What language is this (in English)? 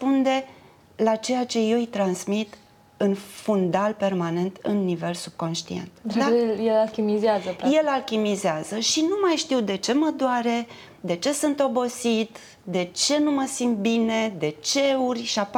Romanian